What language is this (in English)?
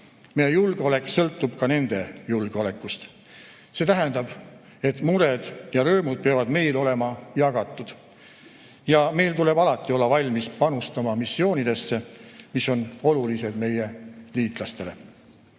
Estonian